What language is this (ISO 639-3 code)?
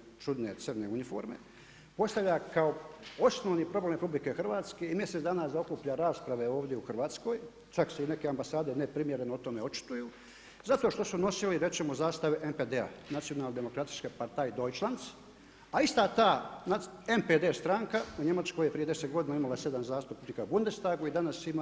hrv